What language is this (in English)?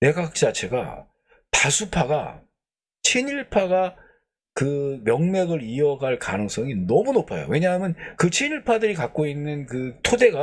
Korean